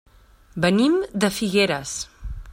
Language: Catalan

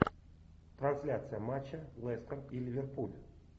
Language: Russian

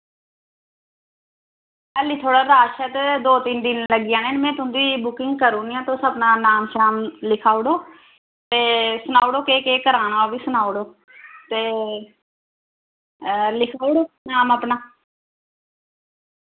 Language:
Dogri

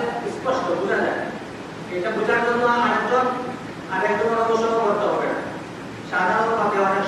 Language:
Bangla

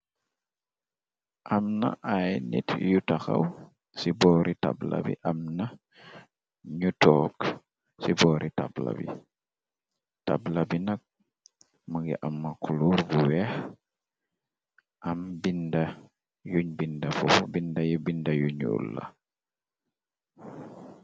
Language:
Wolof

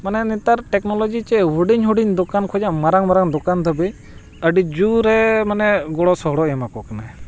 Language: Santali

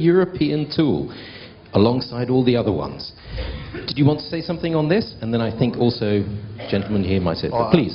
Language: English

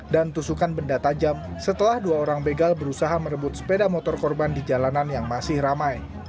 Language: Indonesian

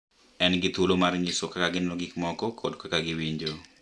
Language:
Luo (Kenya and Tanzania)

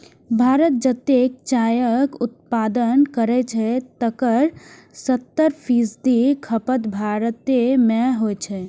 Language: Maithili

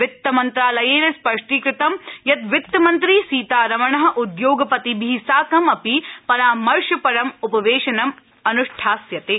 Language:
Sanskrit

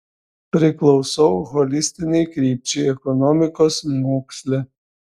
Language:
Lithuanian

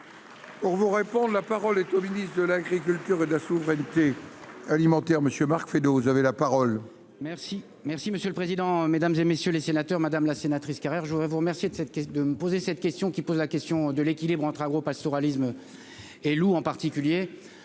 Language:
French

